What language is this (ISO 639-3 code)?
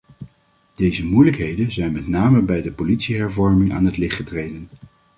nld